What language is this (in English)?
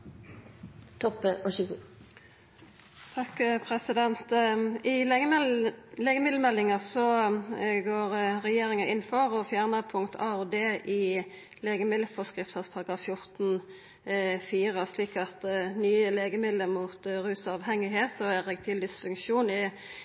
Norwegian Nynorsk